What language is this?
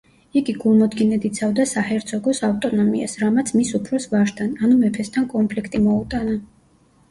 Georgian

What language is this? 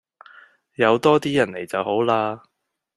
Cantonese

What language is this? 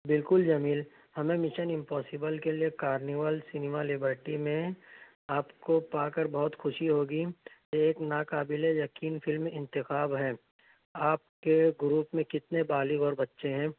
Urdu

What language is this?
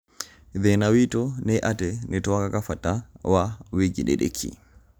Kikuyu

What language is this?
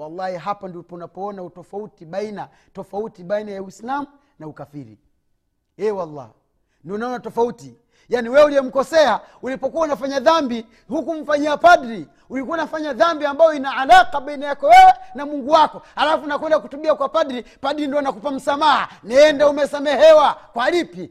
Swahili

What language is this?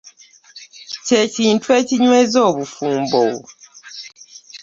Ganda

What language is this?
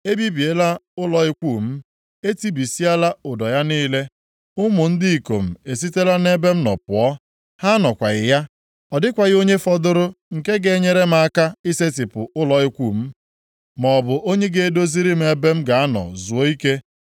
Igbo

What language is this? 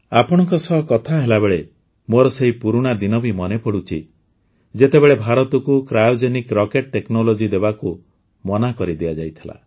Odia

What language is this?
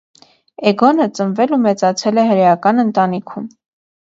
Armenian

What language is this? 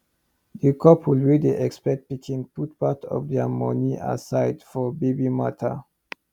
Nigerian Pidgin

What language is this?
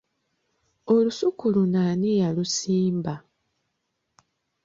Ganda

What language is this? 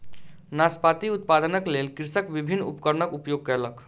Maithili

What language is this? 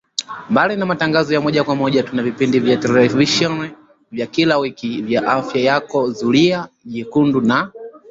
Swahili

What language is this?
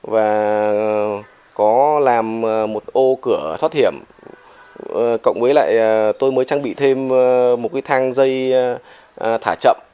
Vietnamese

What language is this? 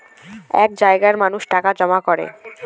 Bangla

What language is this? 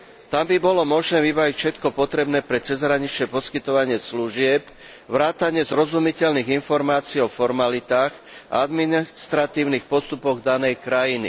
Slovak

